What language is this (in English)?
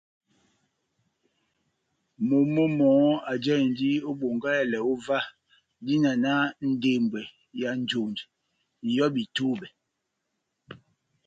Batanga